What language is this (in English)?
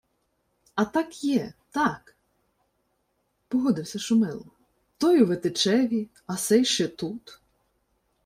Ukrainian